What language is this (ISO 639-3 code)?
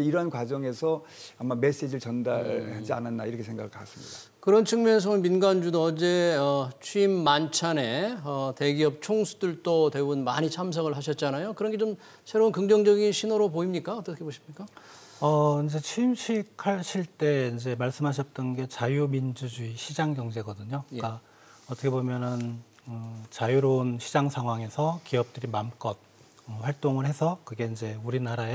kor